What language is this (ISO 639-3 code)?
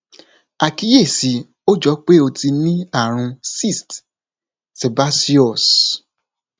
yor